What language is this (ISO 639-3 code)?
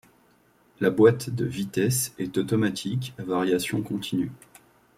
fra